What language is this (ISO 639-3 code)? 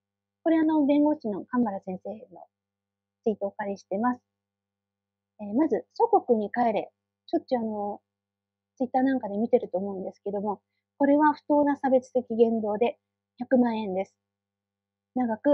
jpn